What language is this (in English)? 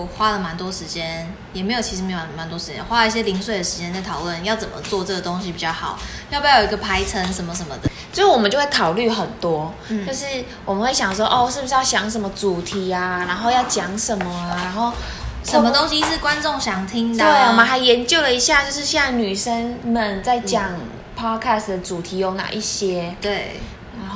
Chinese